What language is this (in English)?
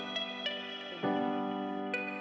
Indonesian